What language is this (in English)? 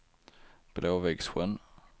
Swedish